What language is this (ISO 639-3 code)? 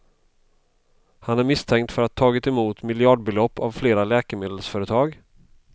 swe